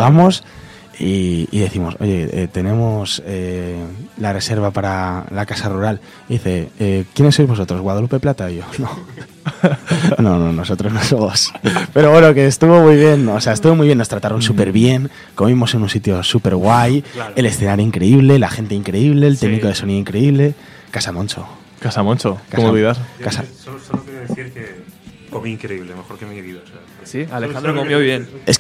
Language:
Spanish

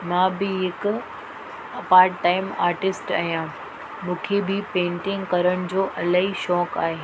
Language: Sindhi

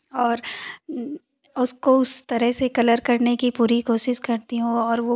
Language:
Hindi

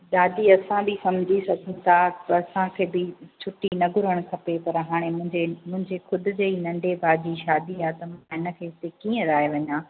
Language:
Sindhi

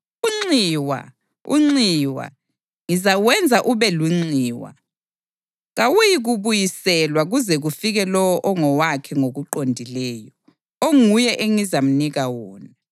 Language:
North Ndebele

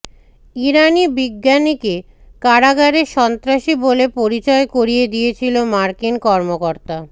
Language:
Bangla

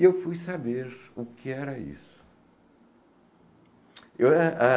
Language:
Portuguese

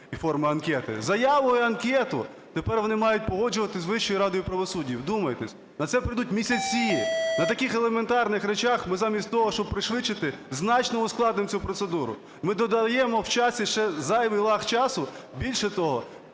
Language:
Ukrainian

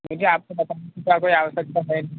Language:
Hindi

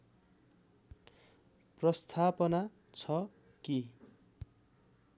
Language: Nepali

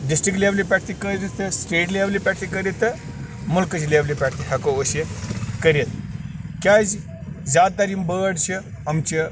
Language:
Kashmiri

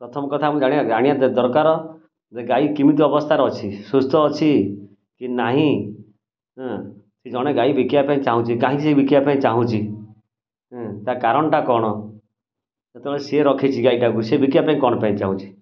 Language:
Odia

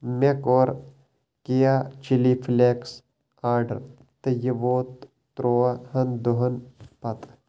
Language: Kashmiri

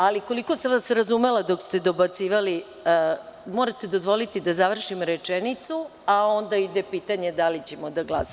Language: Serbian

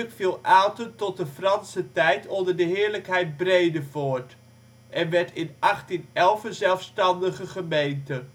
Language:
Dutch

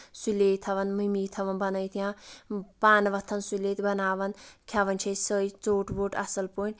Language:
Kashmiri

